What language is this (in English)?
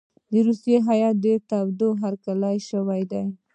Pashto